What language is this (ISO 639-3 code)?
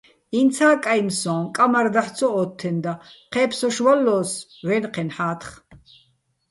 bbl